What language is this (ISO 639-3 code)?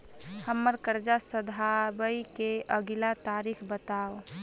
mai